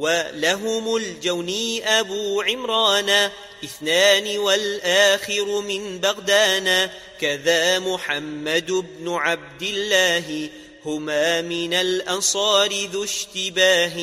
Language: Arabic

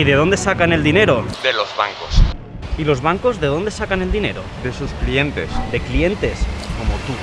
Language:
Spanish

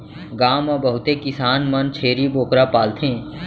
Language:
Chhattisgarhi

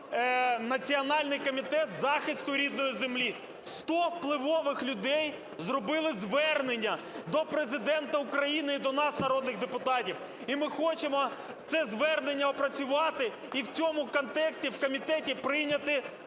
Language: Ukrainian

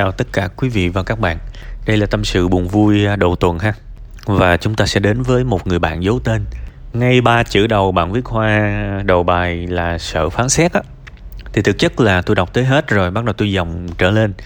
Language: Vietnamese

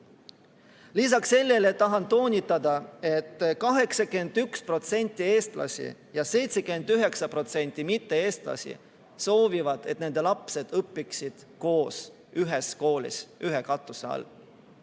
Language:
Estonian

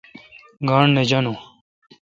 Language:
Kalkoti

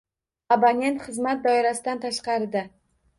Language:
Uzbek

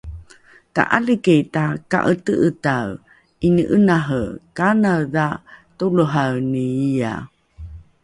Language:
Rukai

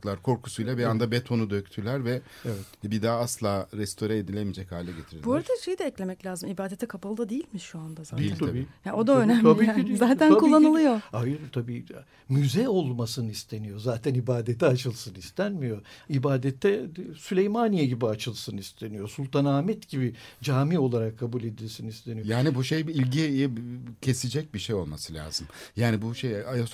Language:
Turkish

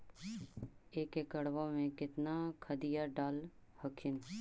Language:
Magahi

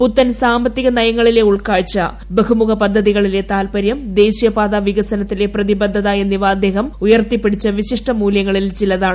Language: Malayalam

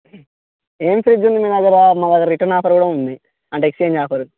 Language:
Telugu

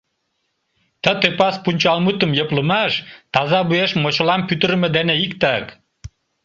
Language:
Mari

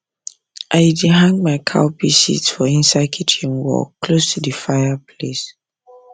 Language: Nigerian Pidgin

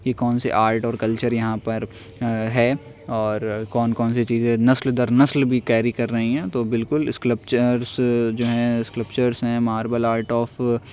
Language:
Urdu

